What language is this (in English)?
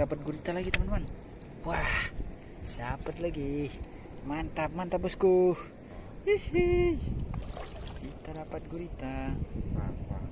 Indonesian